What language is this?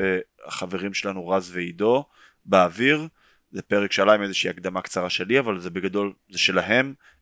Hebrew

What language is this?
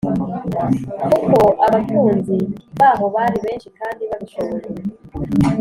Kinyarwanda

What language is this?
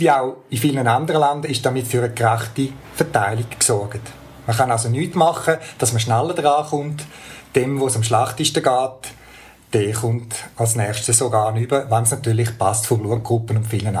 German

